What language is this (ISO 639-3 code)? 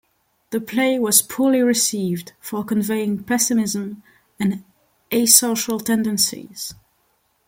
eng